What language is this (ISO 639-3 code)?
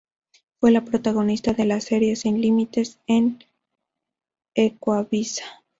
spa